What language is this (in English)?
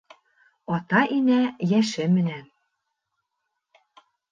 Bashkir